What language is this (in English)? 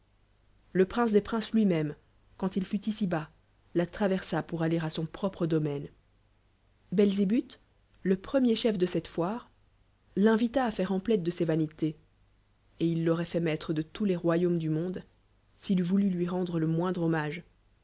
French